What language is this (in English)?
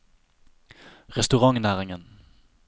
Norwegian